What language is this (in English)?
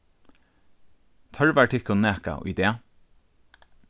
Faroese